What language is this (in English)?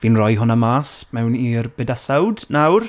Welsh